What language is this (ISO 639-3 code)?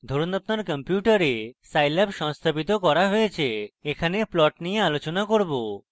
ben